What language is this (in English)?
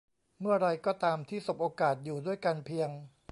Thai